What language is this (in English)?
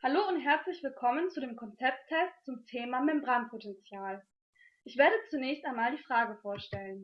German